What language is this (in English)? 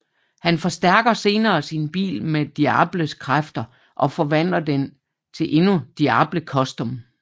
Danish